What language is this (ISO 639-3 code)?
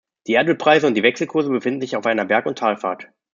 deu